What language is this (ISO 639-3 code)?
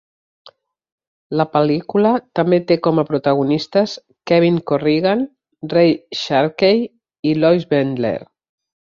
cat